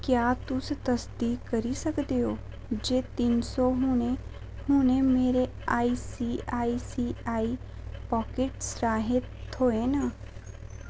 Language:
Dogri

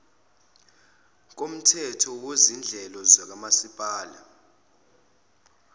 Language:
Zulu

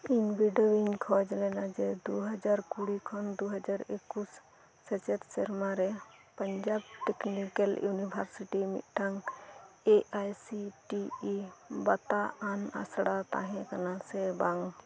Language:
Santali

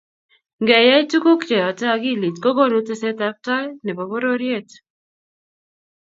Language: Kalenjin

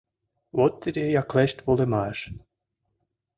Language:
Mari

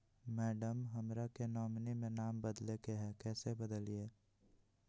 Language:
Magahi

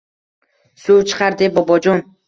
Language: Uzbek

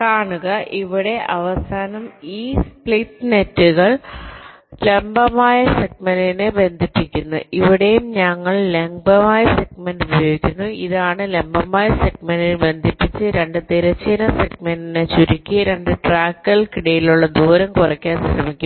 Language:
Malayalam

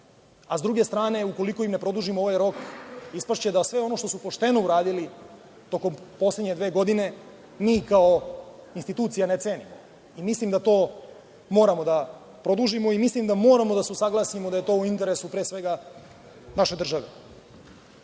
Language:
Serbian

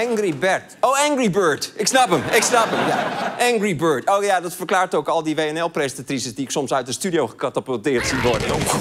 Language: Dutch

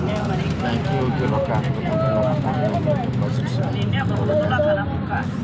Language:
Kannada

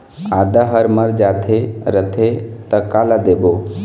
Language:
Chhattisgarhi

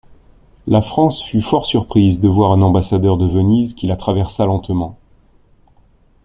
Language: French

